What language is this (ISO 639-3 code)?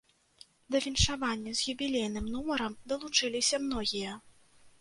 bel